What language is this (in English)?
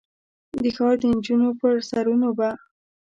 Pashto